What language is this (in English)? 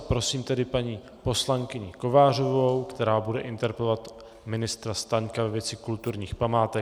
Czech